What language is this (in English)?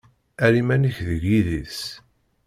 Kabyle